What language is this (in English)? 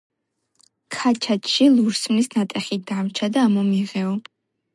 Georgian